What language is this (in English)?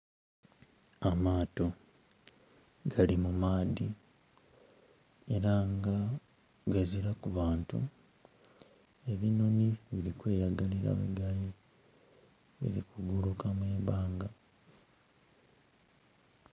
Soga